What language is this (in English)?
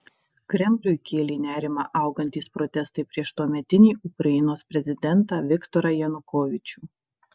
Lithuanian